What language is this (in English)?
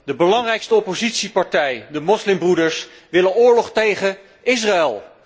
Dutch